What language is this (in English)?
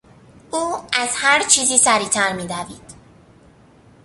Persian